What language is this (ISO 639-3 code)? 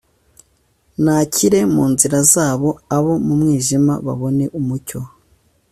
kin